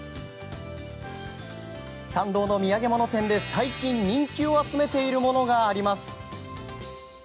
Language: Japanese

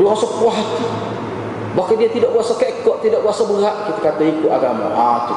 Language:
Malay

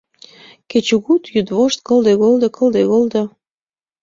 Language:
Mari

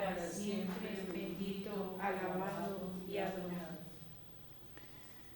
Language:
Spanish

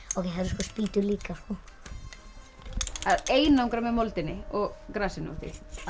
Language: Icelandic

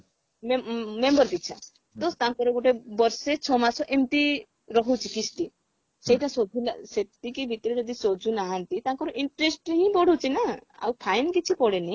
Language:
Odia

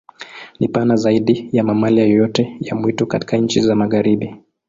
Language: Swahili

